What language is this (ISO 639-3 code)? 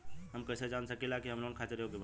bho